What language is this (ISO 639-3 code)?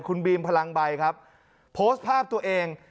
tha